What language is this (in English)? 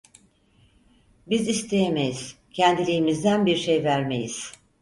Turkish